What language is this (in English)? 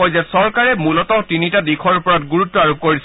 Assamese